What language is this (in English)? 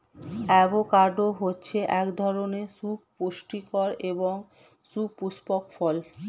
Bangla